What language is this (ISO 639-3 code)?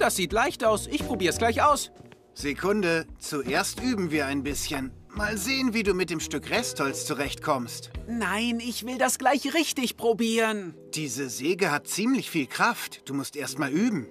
deu